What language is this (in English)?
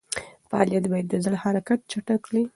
Pashto